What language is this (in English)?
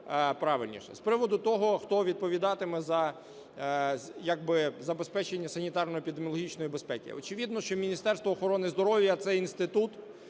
Ukrainian